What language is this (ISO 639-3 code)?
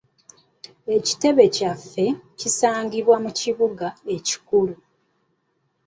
lug